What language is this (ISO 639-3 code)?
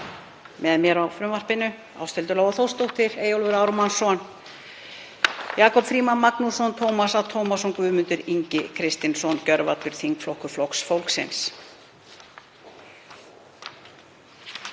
isl